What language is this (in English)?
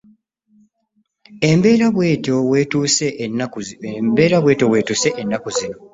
Ganda